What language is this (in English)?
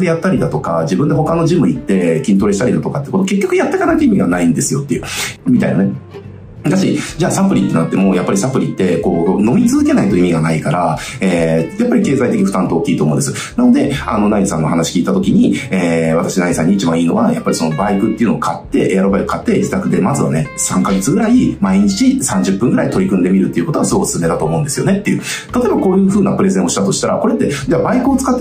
Japanese